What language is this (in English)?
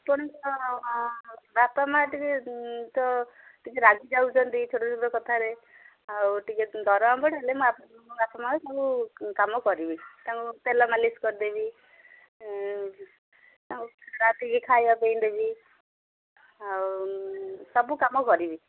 Odia